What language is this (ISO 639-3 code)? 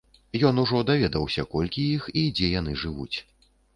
bel